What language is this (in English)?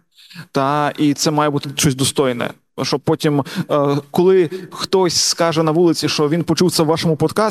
Ukrainian